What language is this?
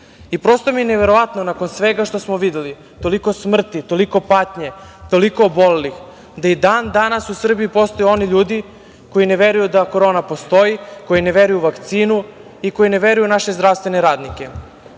Serbian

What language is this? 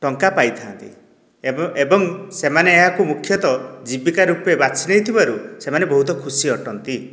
Odia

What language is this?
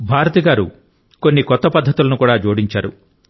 Telugu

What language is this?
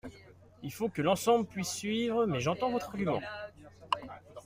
French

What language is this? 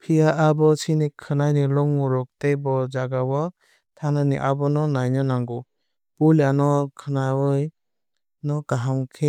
Kok Borok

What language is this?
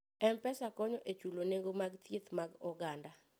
Luo (Kenya and Tanzania)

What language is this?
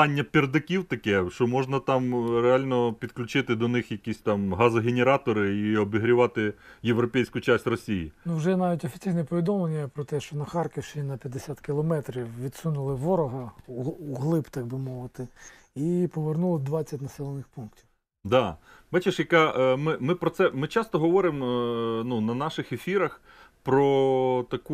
Ukrainian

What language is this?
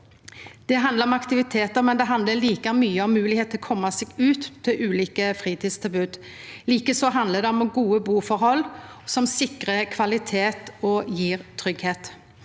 Norwegian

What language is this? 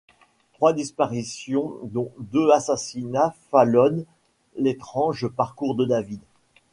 French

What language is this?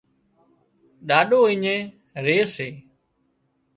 Wadiyara Koli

